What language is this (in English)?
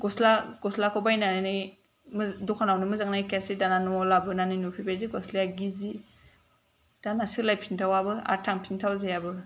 Bodo